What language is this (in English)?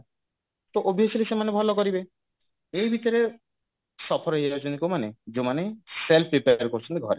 Odia